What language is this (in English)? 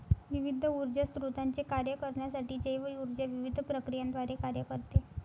Marathi